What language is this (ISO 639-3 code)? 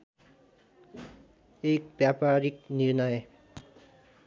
nep